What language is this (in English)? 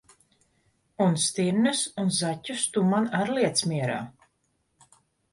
Latvian